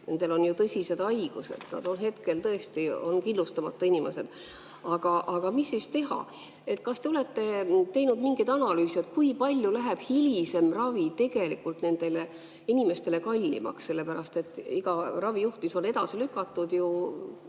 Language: Estonian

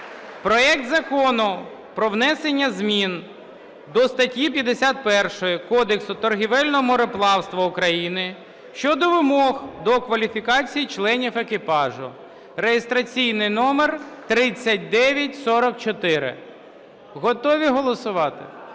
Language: Ukrainian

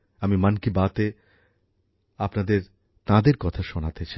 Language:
Bangla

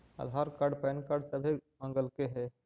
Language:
Magahi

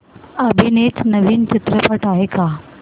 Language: Marathi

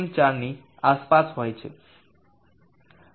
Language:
Gujarati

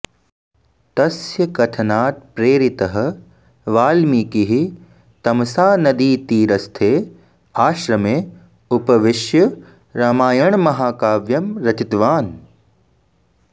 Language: Sanskrit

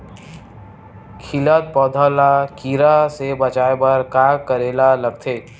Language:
Chhattisgarhi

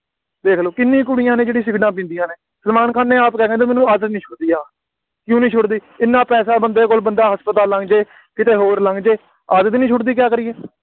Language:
Punjabi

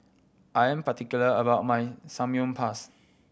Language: English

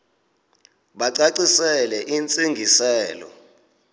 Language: Xhosa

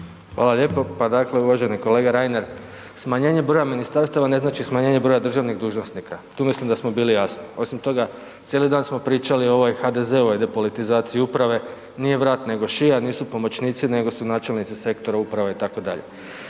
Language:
Croatian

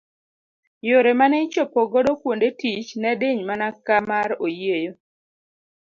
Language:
Luo (Kenya and Tanzania)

